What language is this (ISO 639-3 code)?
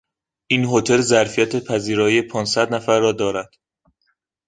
fas